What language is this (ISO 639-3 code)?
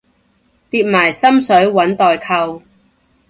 yue